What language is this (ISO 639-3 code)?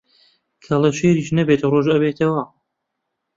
ckb